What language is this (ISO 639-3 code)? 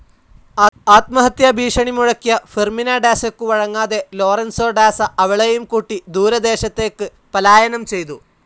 mal